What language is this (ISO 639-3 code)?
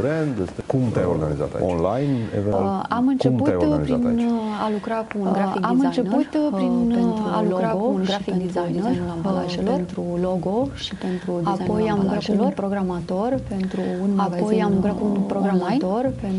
ron